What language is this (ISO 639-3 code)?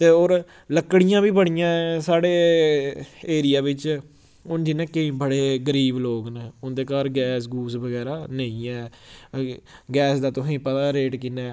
doi